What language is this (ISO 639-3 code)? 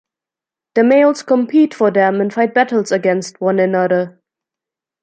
eng